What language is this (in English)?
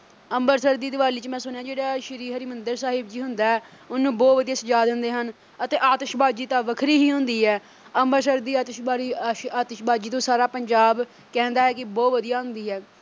Punjabi